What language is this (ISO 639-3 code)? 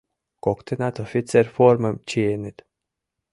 chm